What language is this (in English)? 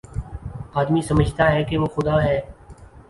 Urdu